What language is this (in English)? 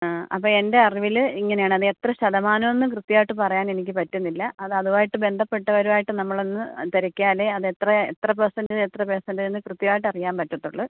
Malayalam